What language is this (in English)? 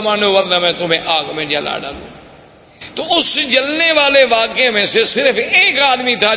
Urdu